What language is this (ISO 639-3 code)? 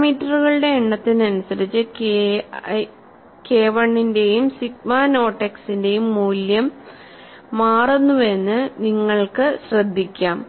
mal